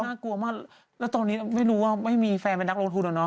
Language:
Thai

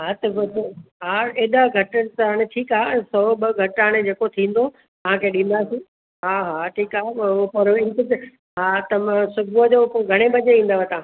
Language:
Sindhi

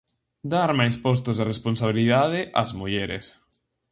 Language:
Galician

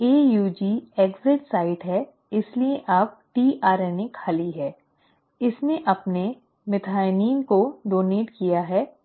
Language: Hindi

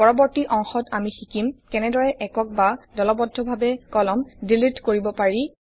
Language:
Assamese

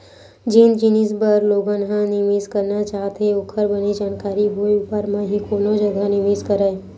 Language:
Chhattisgarhi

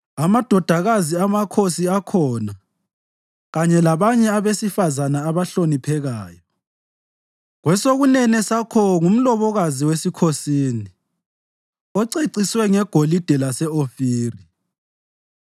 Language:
North Ndebele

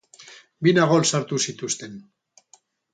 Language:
Basque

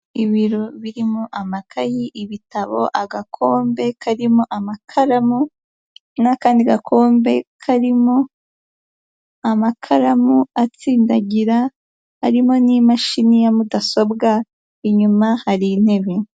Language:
Kinyarwanda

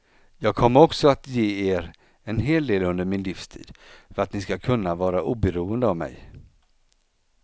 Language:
Swedish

